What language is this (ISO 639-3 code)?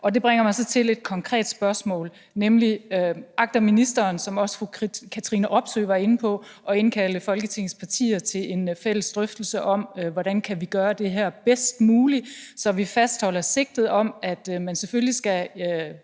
dan